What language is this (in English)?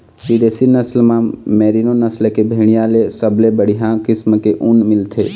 Chhattisgarhi